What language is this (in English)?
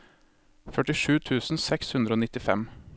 Norwegian